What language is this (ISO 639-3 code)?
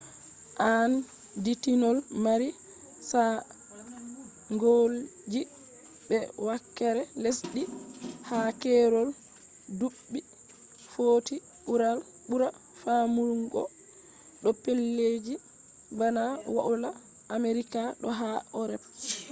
ful